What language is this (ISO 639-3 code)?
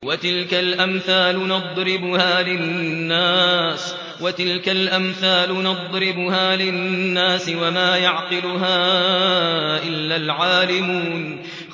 ara